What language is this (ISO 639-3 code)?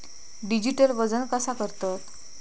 mar